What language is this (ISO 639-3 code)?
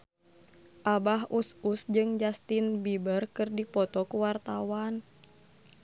sun